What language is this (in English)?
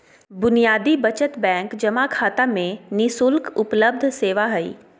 Magahi